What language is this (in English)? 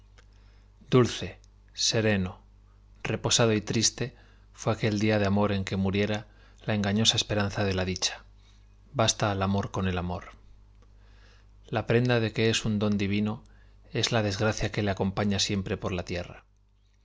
Spanish